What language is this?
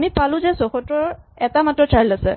Assamese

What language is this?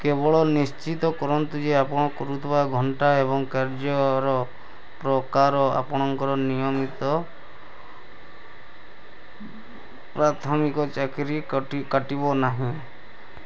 Odia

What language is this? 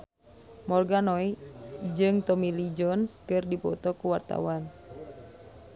Sundanese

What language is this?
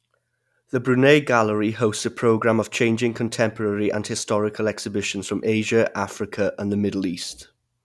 English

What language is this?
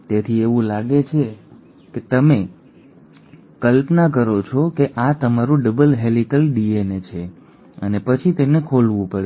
Gujarati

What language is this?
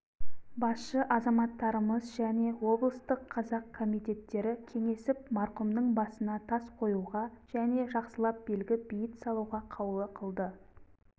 Kazakh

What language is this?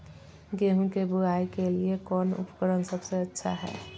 Magahi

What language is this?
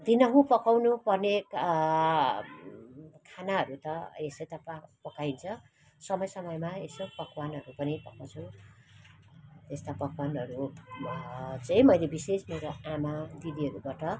Nepali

